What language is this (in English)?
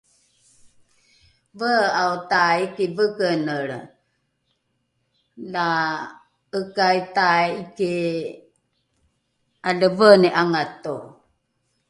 Rukai